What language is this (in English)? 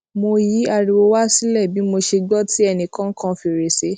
Yoruba